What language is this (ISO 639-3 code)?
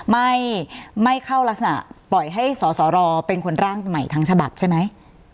tha